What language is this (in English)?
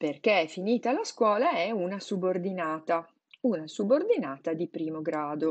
Italian